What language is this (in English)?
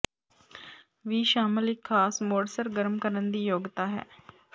Punjabi